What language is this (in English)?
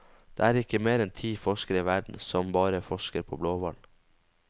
Norwegian